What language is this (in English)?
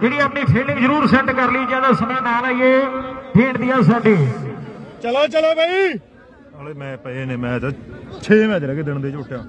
Punjabi